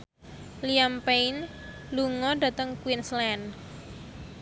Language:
Javanese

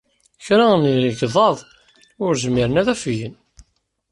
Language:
Kabyle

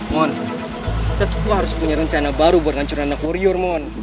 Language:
Indonesian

